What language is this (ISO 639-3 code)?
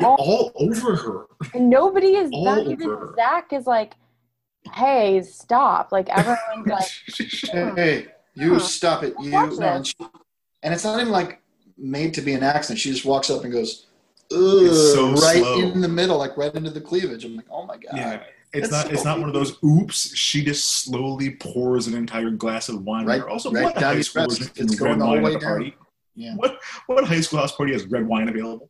eng